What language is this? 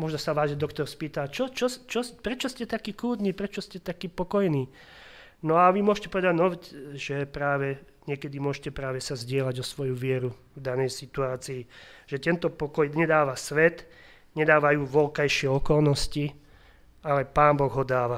Slovak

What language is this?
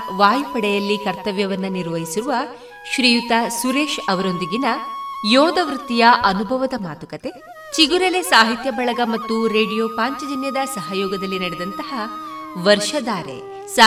Kannada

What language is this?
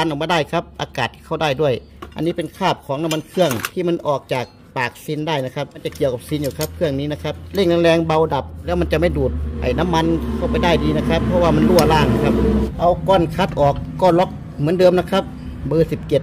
Thai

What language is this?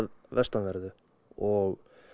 Icelandic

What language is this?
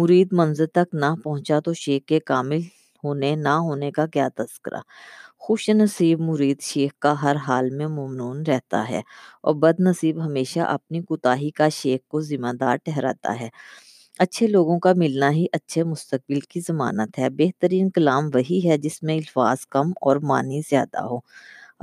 Urdu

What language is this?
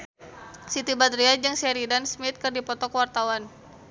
Sundanese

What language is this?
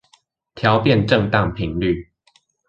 Chinese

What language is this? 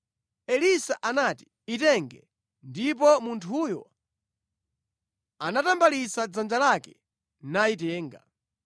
Nyanja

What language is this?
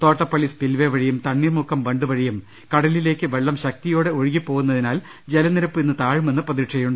Malayalam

